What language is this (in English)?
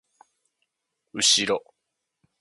Japanese